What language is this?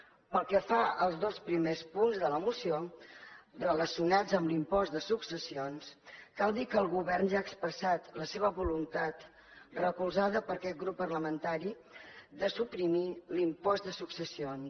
Catalan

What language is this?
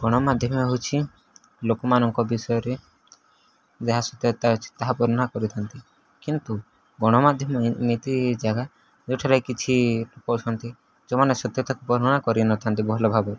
Odia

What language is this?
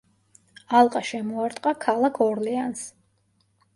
Georgian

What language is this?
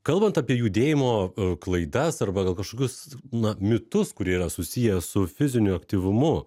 Lithuanian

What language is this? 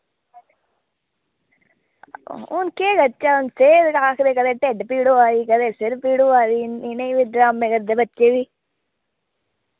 Dogri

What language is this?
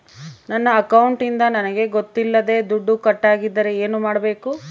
Kannada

